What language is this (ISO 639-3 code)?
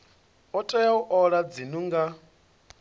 ven